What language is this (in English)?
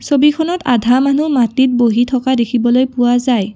Assamese